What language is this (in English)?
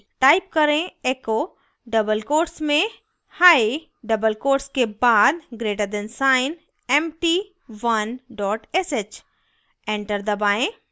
Hindi